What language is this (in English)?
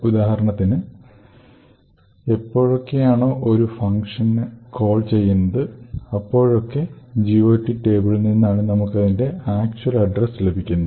Malayalam